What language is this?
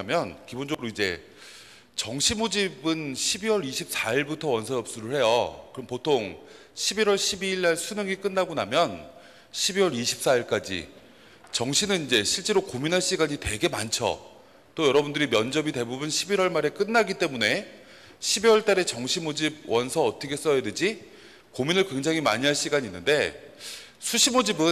Korean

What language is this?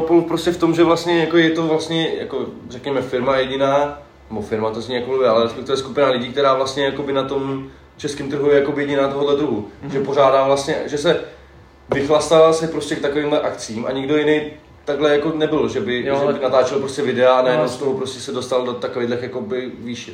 Czech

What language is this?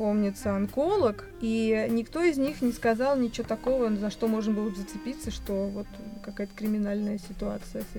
Russian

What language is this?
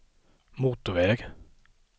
Swedish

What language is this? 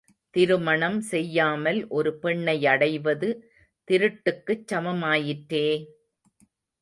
Tamil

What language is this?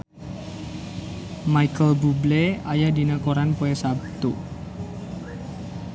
Sundanese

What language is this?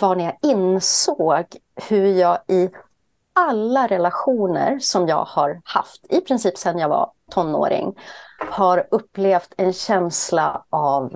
Swedish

